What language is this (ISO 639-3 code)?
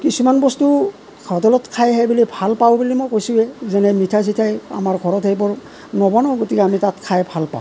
asm